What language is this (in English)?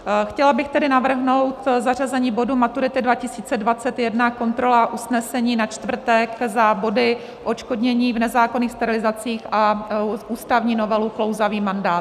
Czech